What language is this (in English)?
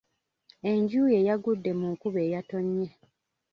Ganda